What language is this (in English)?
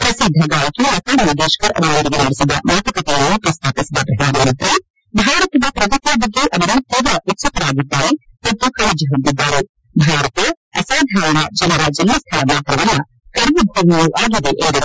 Kannada